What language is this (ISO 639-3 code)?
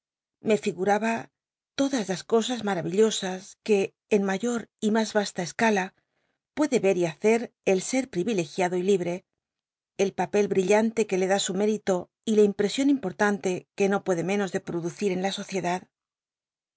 spa